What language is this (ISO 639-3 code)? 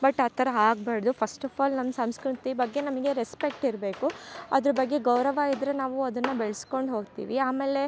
kan